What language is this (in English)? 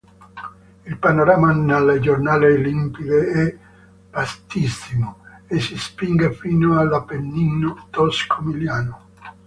Italian